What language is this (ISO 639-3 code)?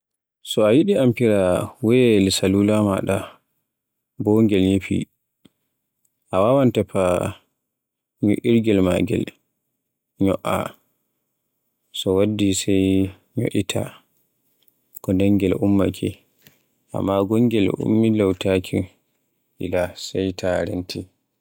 fue